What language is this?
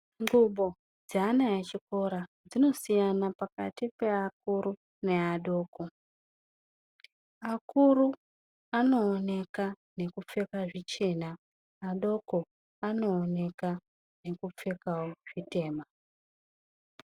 Ndau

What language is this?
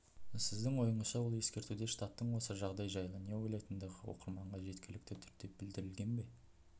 Kazakh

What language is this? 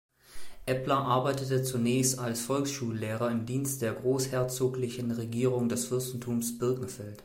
German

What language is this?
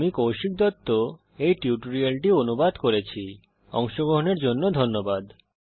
Bangla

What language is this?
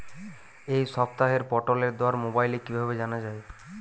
Bangla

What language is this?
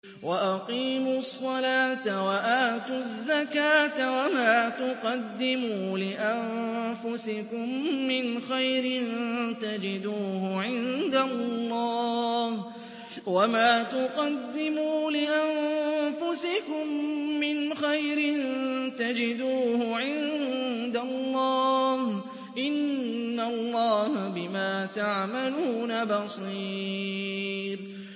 Arabic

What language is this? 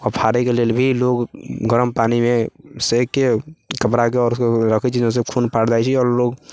Maithili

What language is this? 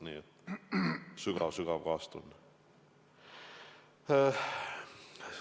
Estonian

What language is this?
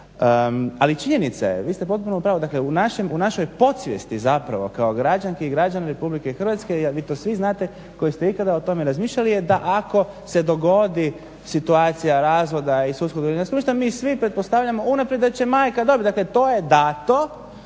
Croatian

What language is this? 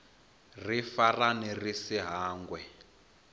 Venda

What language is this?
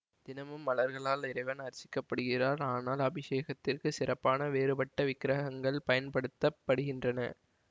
Tamil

